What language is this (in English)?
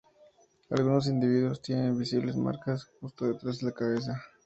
Spanish